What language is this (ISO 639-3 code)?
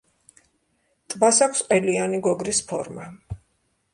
kat